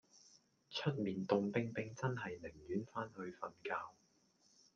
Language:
Cantonese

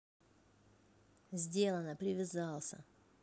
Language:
Russian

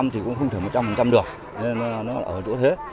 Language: Vietnamese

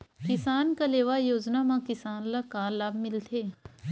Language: Chhattisgarhi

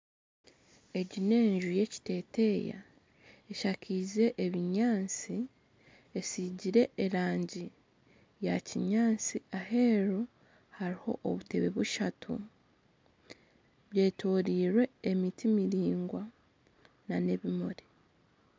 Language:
Nyankole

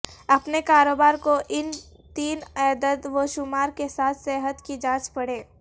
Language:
Urdu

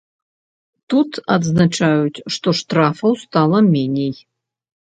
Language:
Belarusian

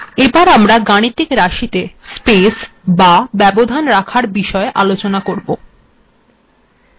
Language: Bangla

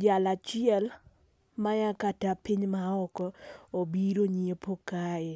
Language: Luo (Kenya and Tanzania)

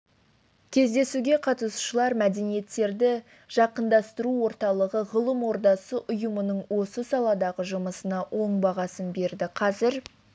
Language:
Kazakh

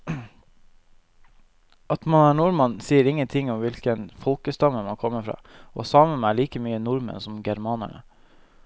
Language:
Norwegian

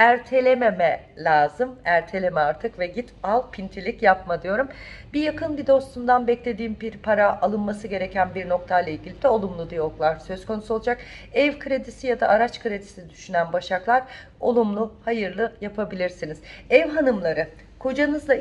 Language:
Turkish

